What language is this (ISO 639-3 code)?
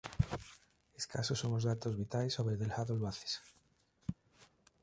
glg